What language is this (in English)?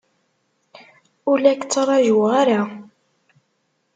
Kabyle